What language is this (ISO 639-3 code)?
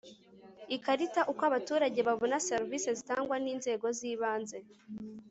kin